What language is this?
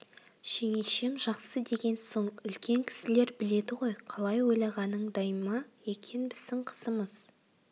Kazakh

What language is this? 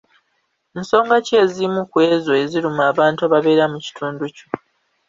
Ganda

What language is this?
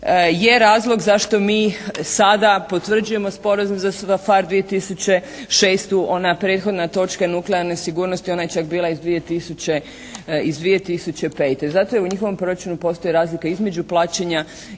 Croatian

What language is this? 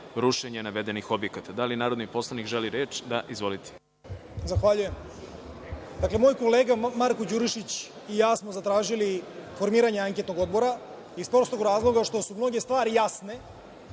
Serbian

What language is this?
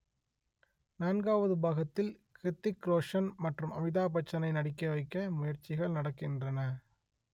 Tamil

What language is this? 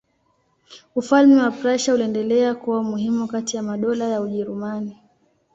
Swahili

